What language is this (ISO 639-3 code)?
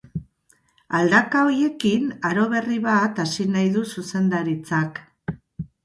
eus